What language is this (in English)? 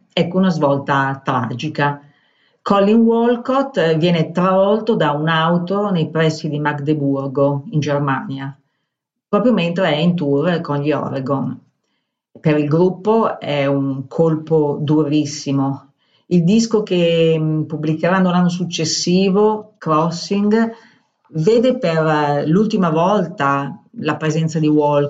Italian